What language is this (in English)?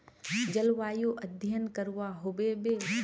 Magahi